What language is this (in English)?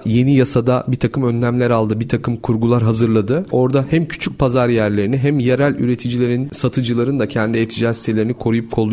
Turkish